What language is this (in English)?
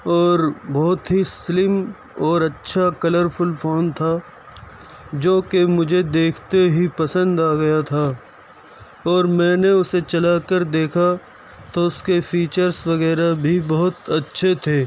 Urdu